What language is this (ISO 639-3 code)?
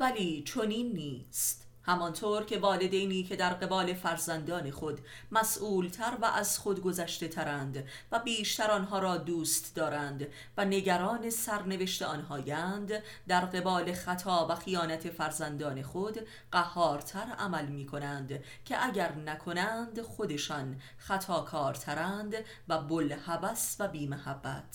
fas